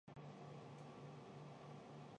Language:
Chinese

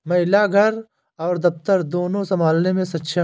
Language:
Hindi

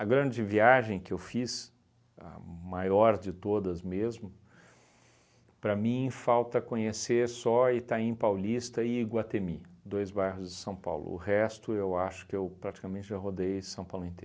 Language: Portuguese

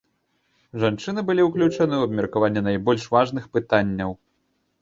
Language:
Belarusian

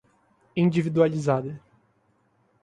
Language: Portuguese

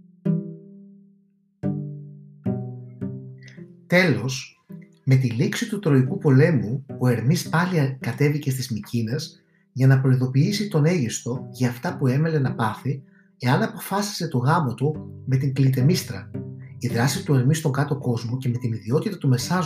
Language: Greek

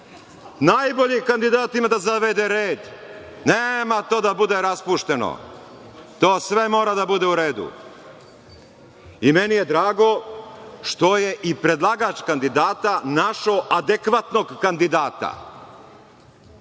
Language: Serbian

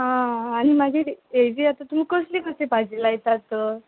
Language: Konkani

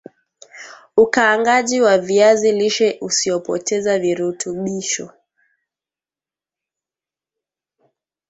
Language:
Swahili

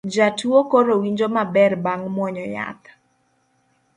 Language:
Luo (Kenya and Tanzania)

